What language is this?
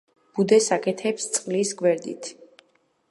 Georgian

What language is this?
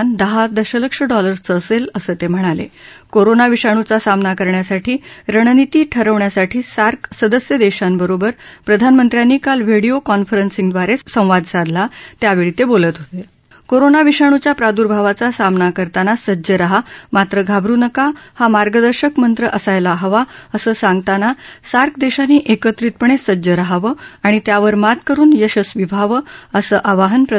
Marathi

